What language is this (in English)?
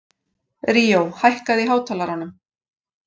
Icelandic